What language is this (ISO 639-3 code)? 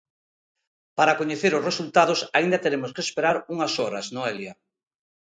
glg